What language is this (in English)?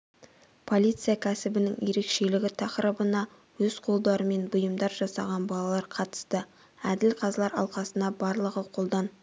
Kazakh